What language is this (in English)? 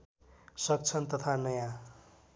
Nepali